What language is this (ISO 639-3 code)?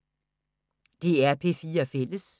dan